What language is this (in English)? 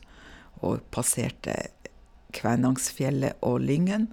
Norwegian